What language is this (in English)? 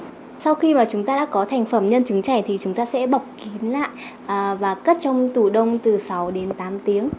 Vietnamese